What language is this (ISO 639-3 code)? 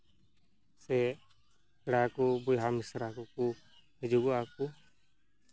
sat